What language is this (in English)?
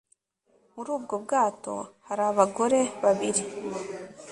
Kinyarwanda